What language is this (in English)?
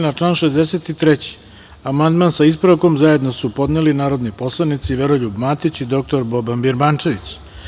Serbian